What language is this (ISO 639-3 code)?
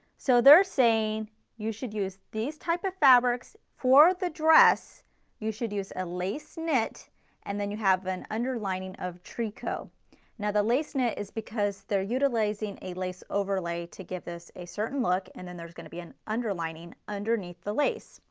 eng